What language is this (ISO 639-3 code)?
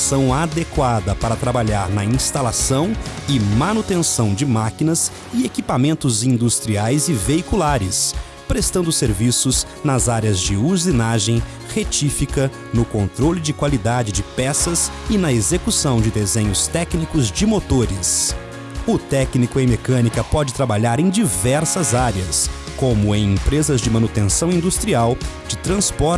por